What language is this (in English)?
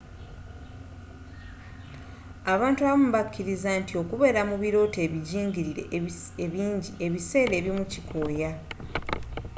Ganda